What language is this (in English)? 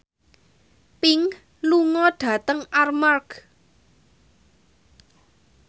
Javanese